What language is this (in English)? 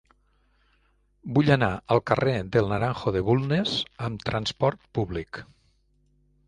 Catalan